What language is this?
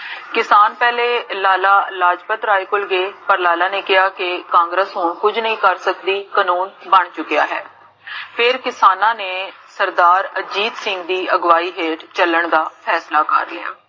Punjabi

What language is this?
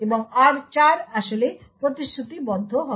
Bangla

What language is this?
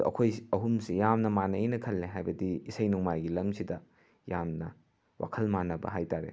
Manipuri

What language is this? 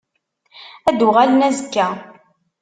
Kabyle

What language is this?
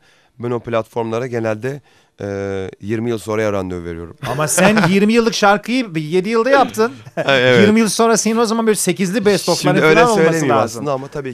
Turkish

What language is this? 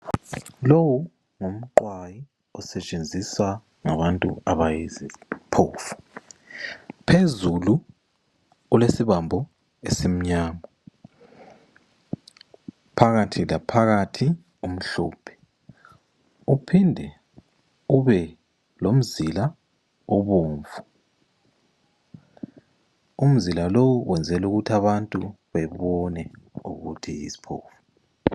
North Ndebele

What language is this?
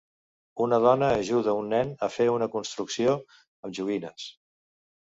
Catalan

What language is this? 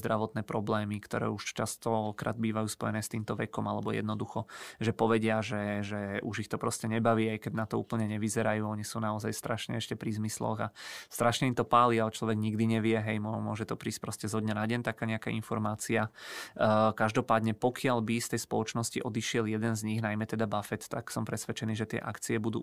Czech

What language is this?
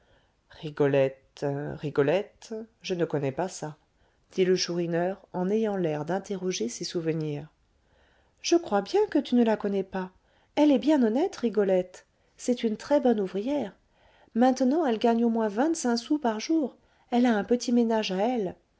French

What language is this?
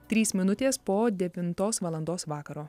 Lithuanian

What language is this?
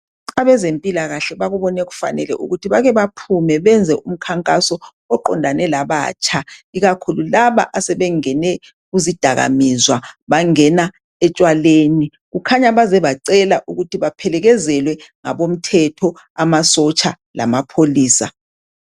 North Ndebele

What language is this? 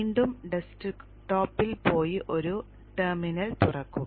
Malayalam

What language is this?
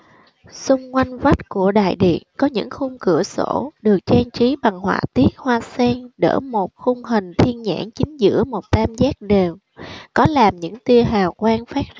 Vietnamese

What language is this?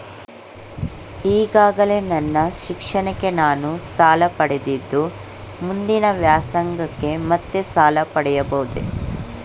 Kannada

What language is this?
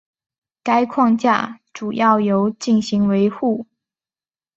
Chinese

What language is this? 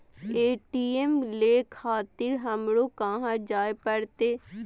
Maithili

